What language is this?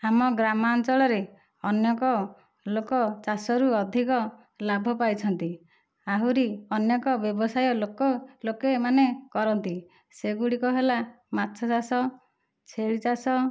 Odia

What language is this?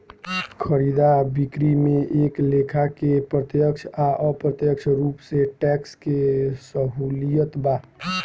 Bhojpuri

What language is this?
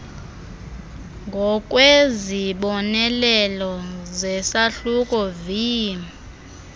Xhosa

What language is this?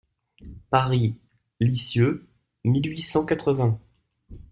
French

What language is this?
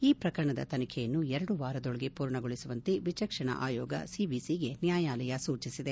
Kannada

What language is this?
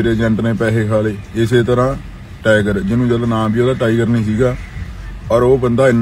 Punjabi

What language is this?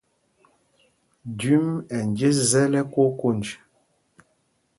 Mpumpong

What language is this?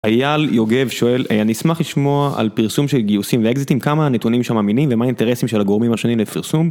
Hebrew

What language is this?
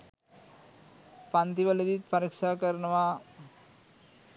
Sinhala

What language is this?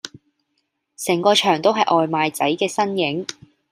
Cantonese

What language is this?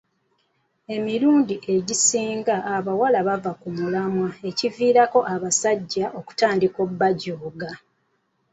Ganda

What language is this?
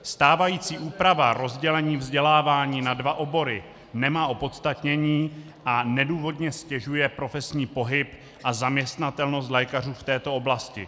Czech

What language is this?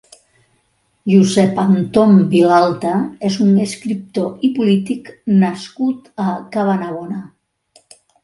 Catalan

